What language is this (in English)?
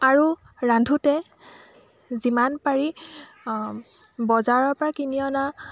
Assamese